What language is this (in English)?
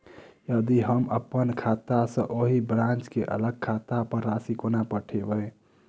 Maithili